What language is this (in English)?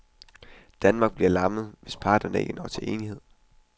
Danish